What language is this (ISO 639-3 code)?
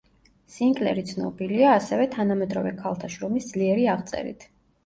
kat